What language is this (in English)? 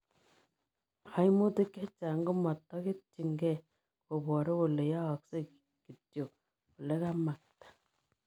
Kalenjin